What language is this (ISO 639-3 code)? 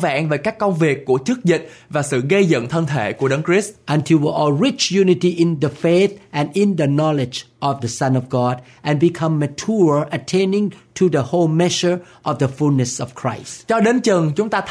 vie